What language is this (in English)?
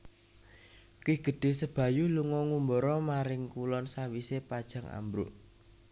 Javanese